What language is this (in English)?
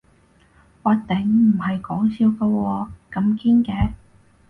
Cantonese